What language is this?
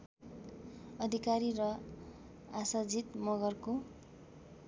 Nepali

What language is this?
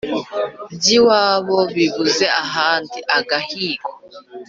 Kinyarwanda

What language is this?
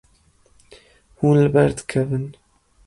Kurdish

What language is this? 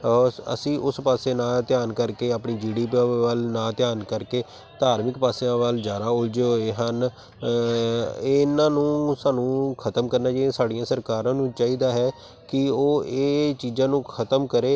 Punjabi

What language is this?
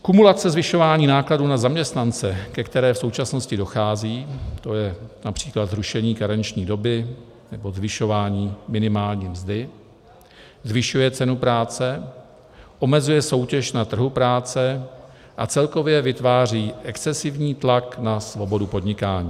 Czech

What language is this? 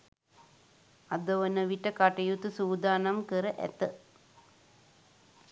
Sinhala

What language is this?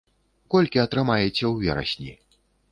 Belarusian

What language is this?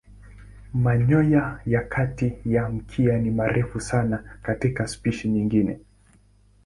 Swahili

